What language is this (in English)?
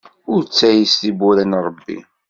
Kabyle